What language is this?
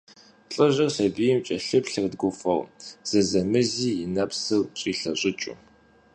Kabardian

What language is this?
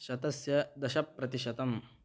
Sanskrit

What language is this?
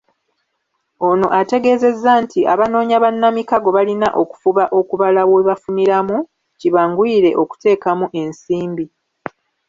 Ganda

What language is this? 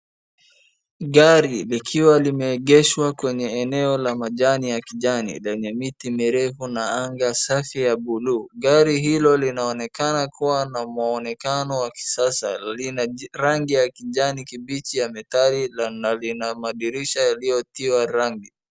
Swahili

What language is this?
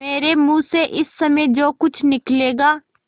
Hindi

